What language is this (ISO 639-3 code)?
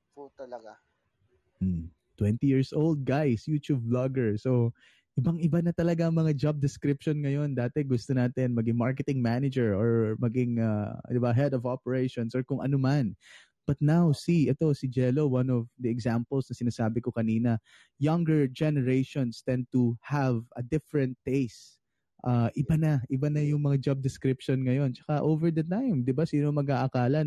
fil